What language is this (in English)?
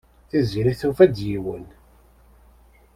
Kabyle